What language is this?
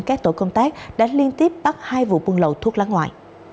Vietnamese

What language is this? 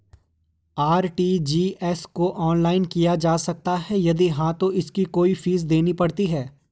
Hindi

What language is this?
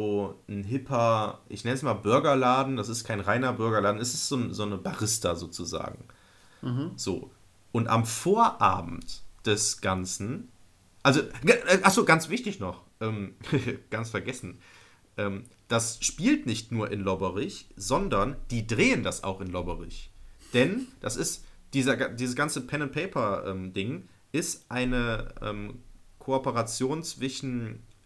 German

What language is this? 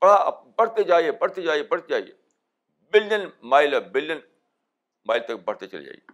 Urdu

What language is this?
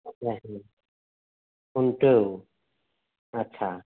Santali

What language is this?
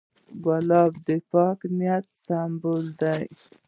Pashto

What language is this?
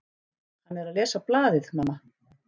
Icelandic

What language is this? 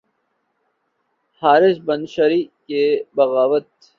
Urdu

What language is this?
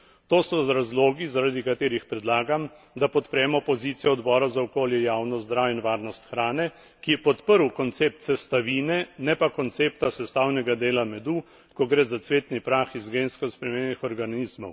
Slovenian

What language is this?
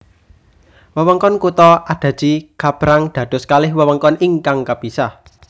Javanese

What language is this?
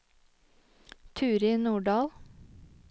Norwegian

